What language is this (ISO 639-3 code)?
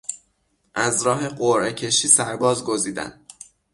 fas